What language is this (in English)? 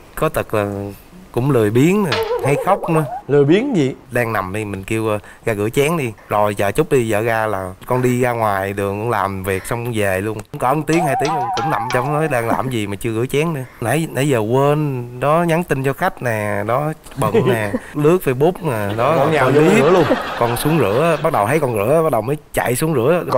Vietnamese